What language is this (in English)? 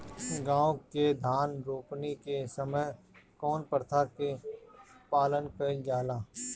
Bhojpuri